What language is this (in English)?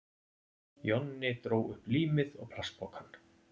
Icelandic